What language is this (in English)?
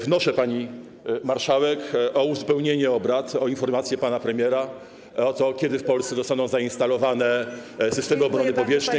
Polish